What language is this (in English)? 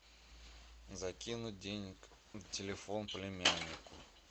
Russian